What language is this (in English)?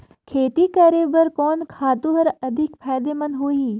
Chhattisgarhi